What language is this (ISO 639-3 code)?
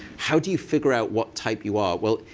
eng